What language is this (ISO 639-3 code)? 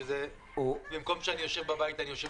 heb